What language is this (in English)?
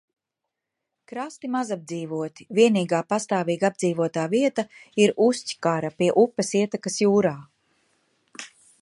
Latvian